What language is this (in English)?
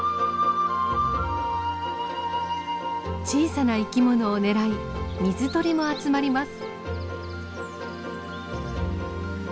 Japanese